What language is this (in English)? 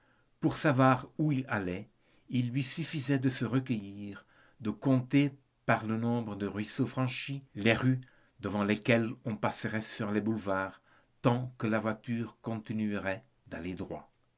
French